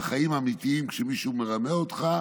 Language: Hebrew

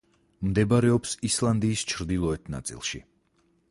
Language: Georgian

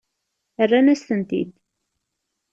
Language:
Kabyle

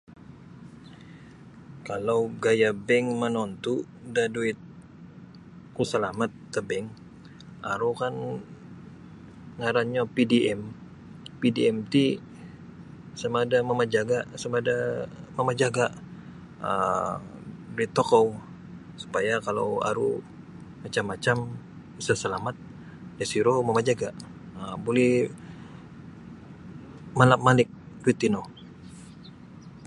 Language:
Sabah Bisaya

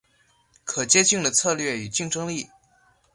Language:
Chinese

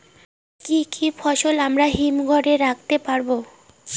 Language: Bangla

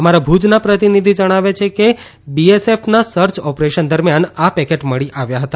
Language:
Gujarati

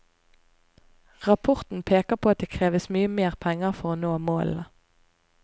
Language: Norwegian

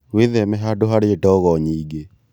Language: Kikuyu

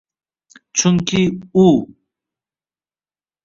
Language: Uzbek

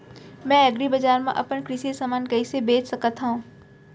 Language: Chhattisgarhi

